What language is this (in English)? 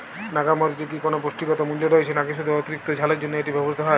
Bangla